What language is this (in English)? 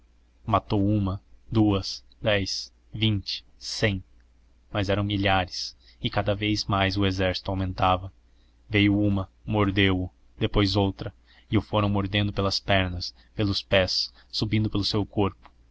Portuguese